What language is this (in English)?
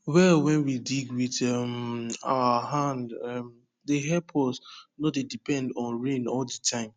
Nigerian Pidgin